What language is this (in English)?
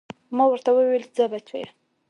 Pashto